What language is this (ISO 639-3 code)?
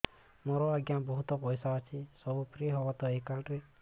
ori